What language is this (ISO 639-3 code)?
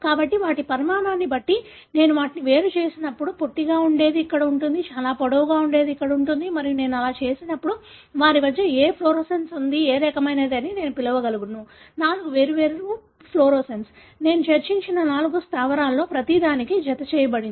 tel